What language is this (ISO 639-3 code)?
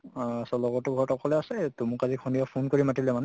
asm